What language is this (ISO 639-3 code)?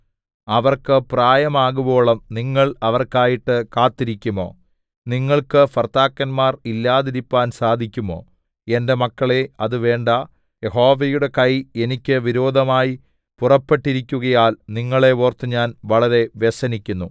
mal